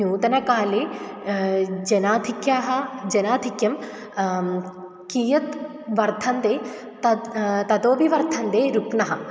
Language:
Sanskrit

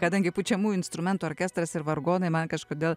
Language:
Lithuanian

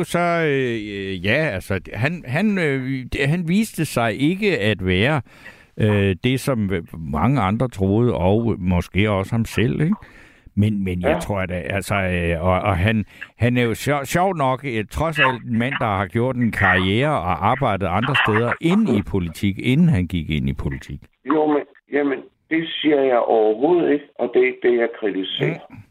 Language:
Danish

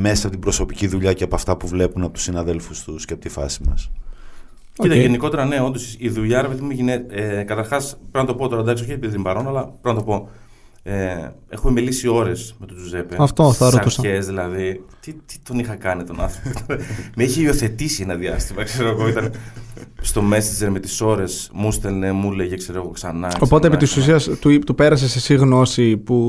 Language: Greek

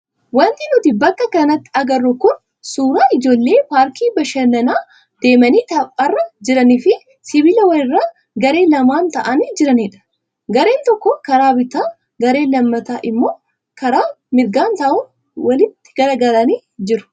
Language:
Oromo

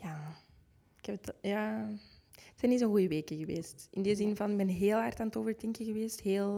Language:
Dutch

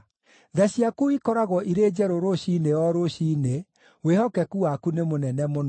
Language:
Kikuyu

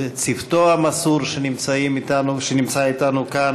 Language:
Hebrew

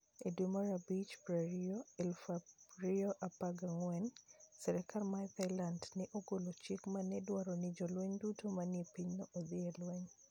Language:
Luo (Kenya and Tanzania)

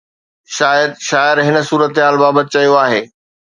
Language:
Sindhi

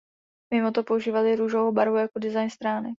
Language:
Czech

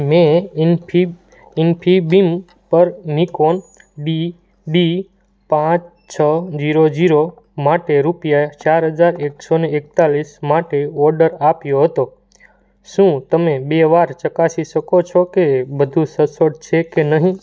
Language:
Gujarati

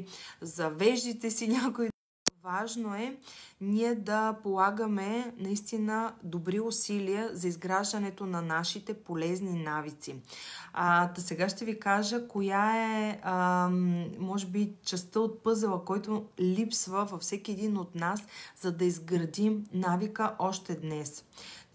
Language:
Bulgarian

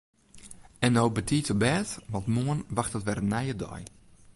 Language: Western Frisian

